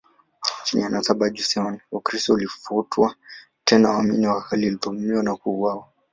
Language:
Swahili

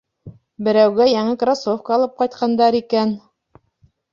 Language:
Bashkir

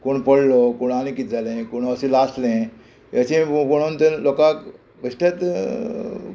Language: Konkani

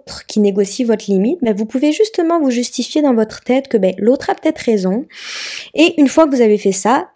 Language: French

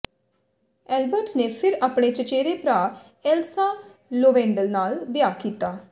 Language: Punjabi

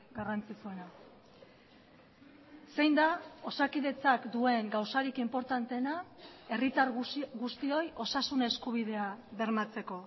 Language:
Basque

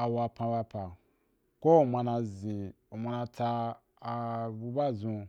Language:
Wapan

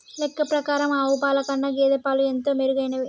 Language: Telugu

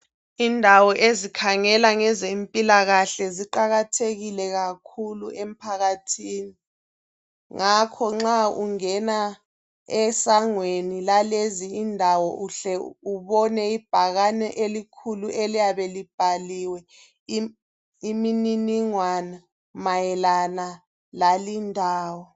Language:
North Ndebele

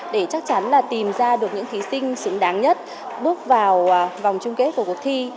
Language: Vietnamese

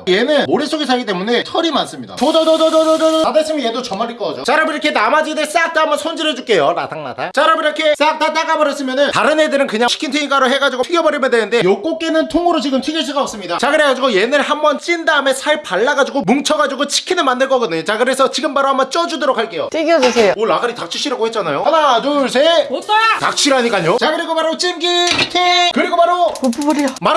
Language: Korean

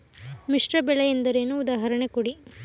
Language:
Kannada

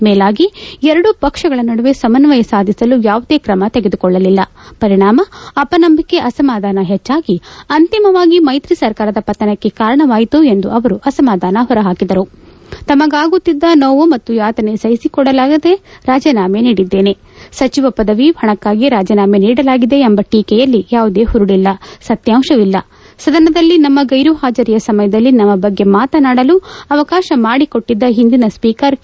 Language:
Kannada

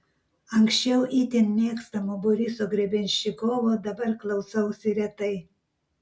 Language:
Lithuanian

